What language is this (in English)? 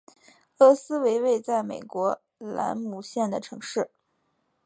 Chinese